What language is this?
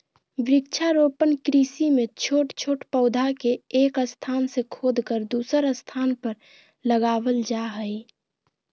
Magahi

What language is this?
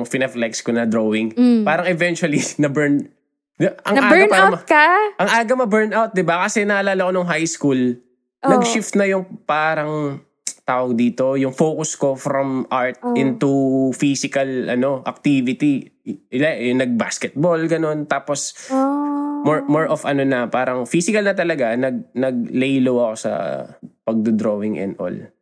Filipino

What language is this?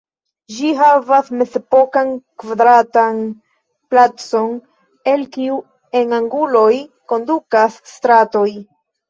Esperanto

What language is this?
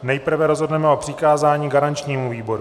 Czech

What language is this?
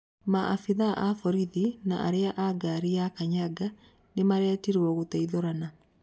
Kikuyu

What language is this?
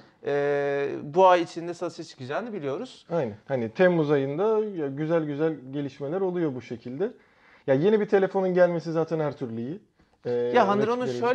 Turkish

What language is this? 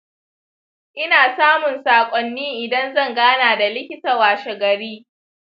Hausa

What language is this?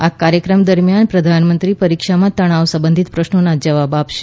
Gujarati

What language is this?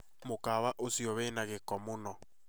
Kikuyu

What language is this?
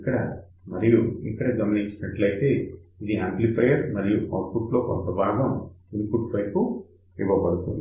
Telugu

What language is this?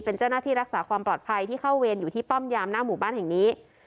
Thai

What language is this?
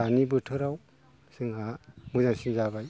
Bodo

